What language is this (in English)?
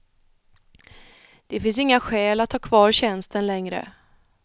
Swedish